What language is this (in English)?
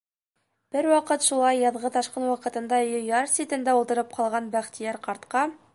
Bashkir